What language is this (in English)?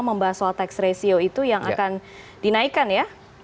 Indonesian